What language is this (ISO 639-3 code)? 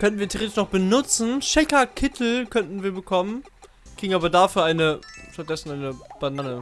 deu